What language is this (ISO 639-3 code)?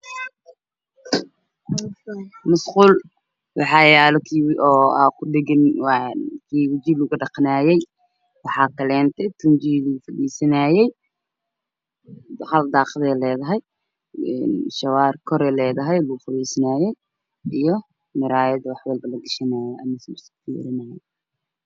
som